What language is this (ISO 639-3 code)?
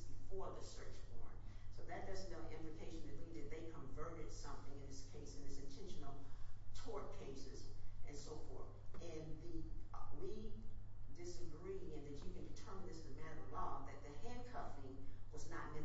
eng